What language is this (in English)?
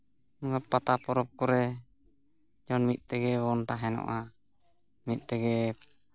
Santali